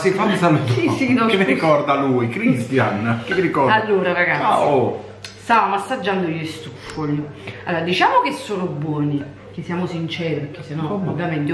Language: Italian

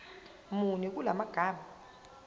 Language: Zulu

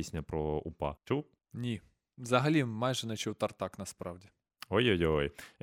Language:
Ukrainian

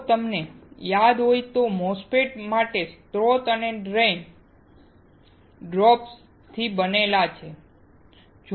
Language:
Gujarati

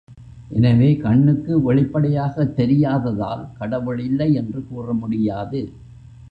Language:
Tamil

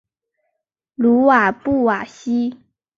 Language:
Chinese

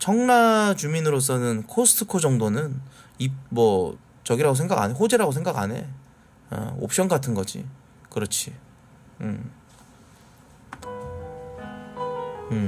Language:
Korean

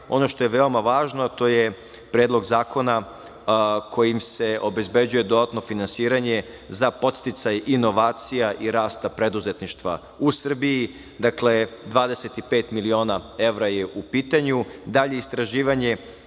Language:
Serbian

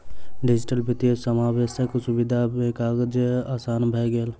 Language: Maithili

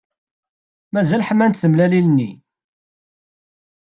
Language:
Kabyle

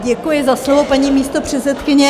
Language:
Czech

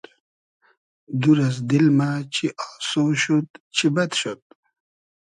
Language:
Hazaragi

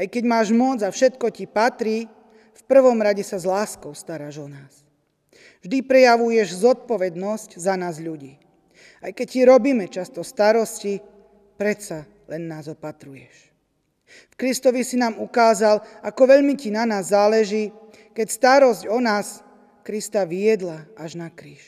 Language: Slovak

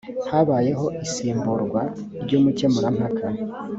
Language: Kinyarwanda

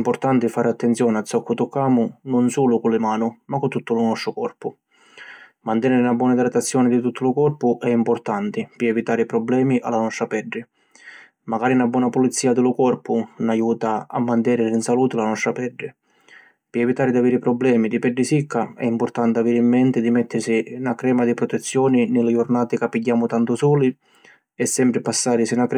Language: Sicilian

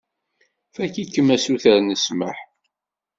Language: Kabyle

